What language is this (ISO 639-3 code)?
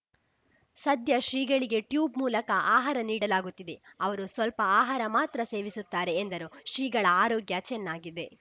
kan